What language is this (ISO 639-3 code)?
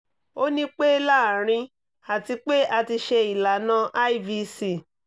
yor